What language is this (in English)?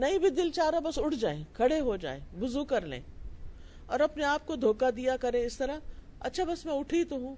Urdu